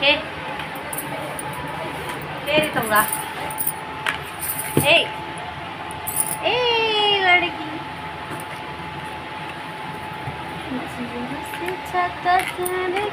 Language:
Hindi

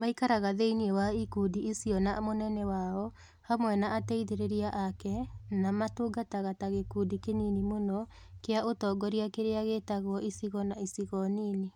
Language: Kikuyu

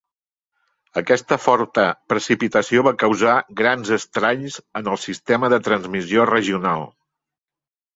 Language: Catalan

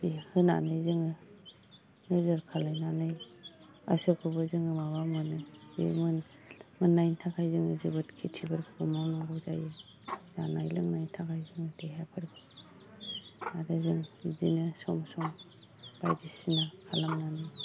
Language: Bodo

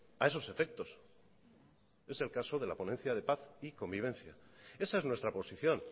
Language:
Spanish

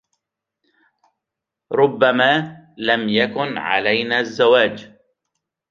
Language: Arabic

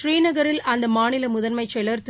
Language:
Tamil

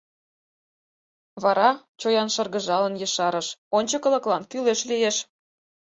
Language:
Mari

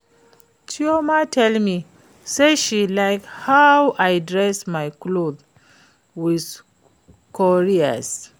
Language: Nigerian Pidgin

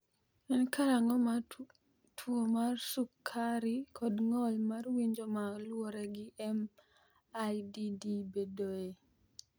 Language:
Luo (Kenya and Tanzania)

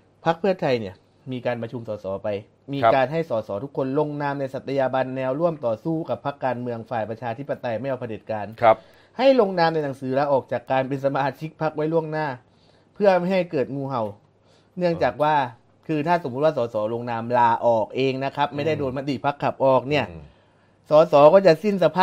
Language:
Thai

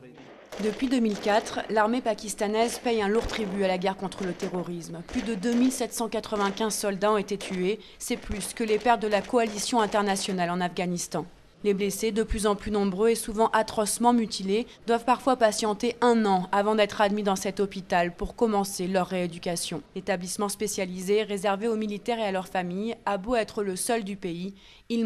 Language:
French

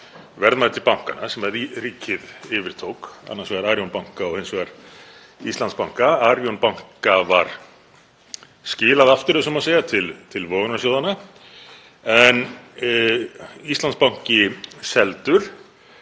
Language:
Icelandic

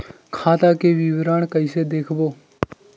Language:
Chhattisgarhi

